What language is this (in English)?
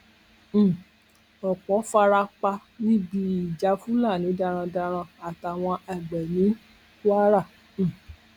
Yoruba